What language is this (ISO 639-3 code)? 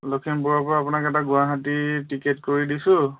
asm